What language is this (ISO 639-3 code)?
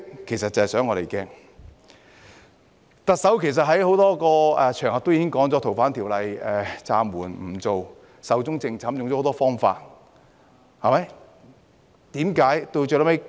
yue